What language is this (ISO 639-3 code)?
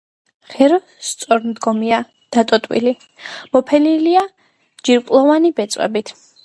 kat